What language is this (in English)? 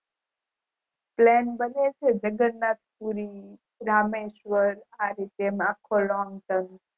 Gujarati